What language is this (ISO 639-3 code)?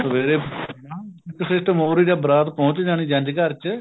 pan